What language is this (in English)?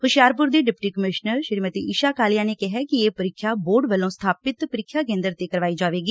Punjabi